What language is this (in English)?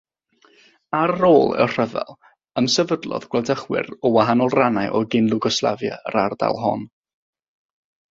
Welsh